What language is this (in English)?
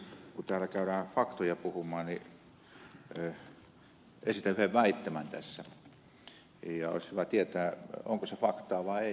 Finnish